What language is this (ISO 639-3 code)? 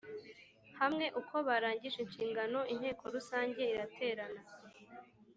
kin